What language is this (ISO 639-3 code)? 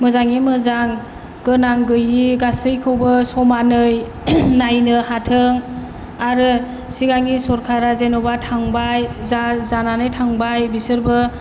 brx